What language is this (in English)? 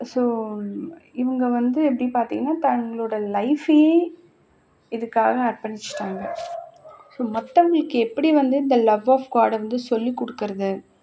Tamil